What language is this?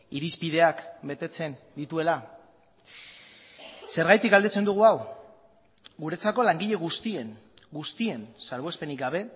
Basque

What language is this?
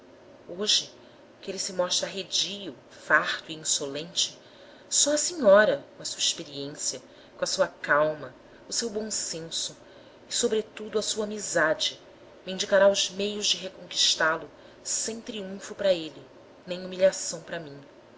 Portuguese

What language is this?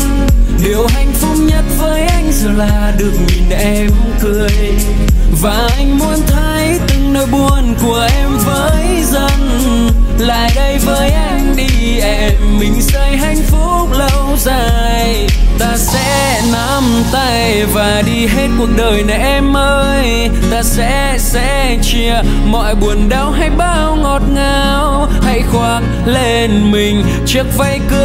Vietnamese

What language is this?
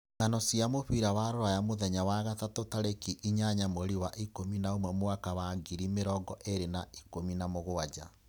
Kikuyu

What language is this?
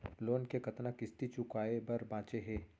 Chhattisgarhi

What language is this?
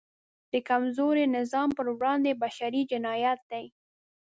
Pashto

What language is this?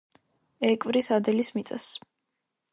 Georgian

